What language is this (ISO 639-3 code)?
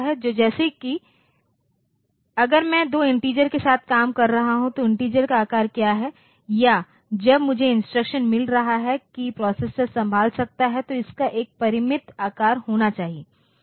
hin